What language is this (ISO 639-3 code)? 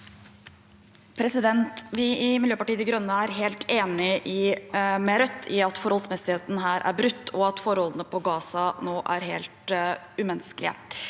nor